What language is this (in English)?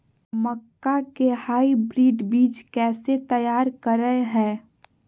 Magahi